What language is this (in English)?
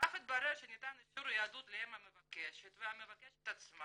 Hebrew